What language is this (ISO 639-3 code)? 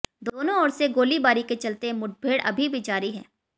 hin